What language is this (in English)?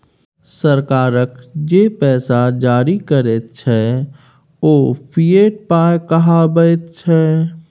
Maithili